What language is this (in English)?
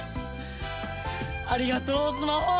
Japanese